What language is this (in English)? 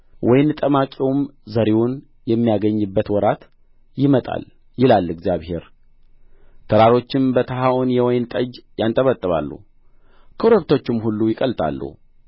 Amharic